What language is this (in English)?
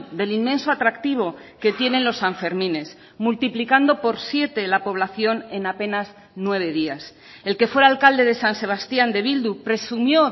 Spanish